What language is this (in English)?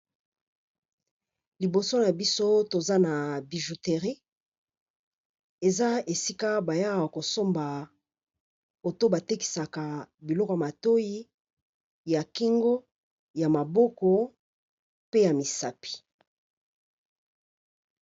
Lingala